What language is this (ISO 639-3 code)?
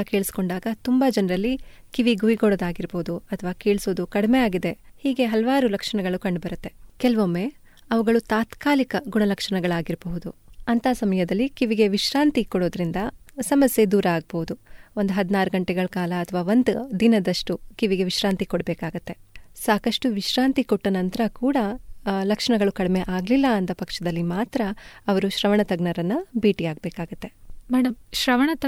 kan